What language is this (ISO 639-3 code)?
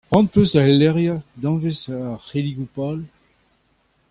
bre